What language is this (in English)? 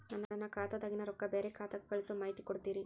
Kannada